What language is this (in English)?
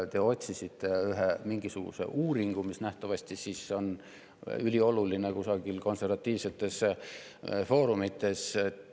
Estonian